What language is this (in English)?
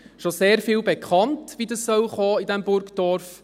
Swiss German